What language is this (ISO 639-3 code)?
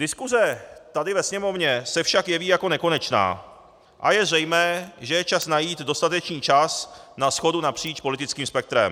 ces